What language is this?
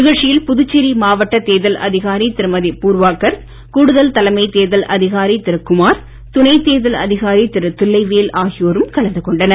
Tamil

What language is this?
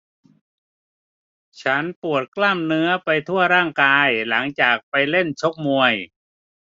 Thai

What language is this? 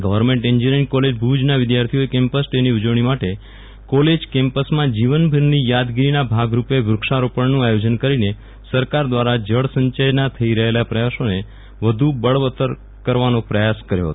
Gujarati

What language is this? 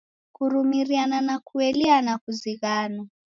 Taita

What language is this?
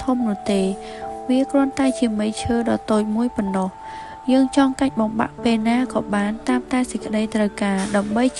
Vietnamese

